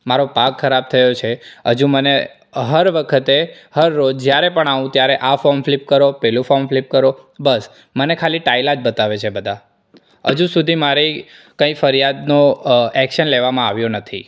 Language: Gujarati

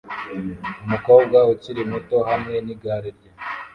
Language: Kinyarwanda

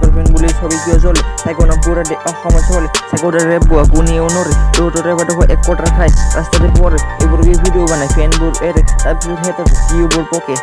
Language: Assamese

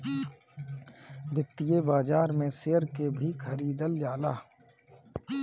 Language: Bhojpuri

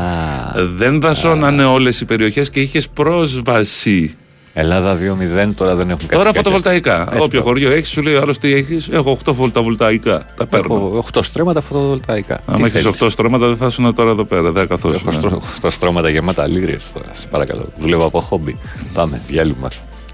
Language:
Greek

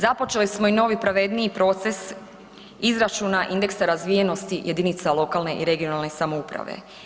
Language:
Croatian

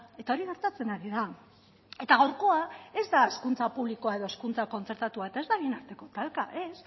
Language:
Basque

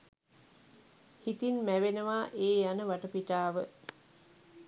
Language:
Sinhala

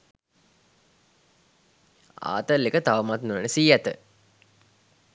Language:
Sinhala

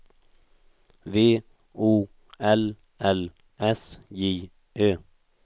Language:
Swedish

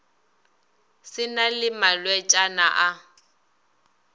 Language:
Northern Sotho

